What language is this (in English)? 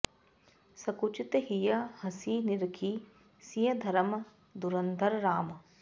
Sanskrit